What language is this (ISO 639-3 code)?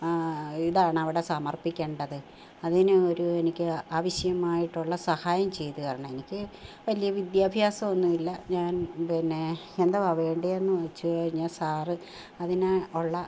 mal